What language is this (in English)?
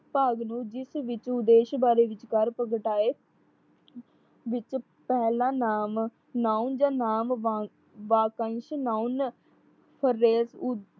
Punjabi